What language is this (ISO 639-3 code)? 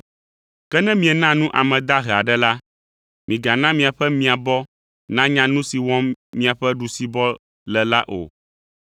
ewe